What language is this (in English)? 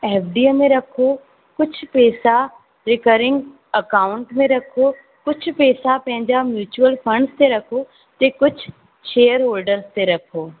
Sindhi